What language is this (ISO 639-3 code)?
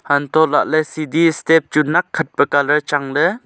nnp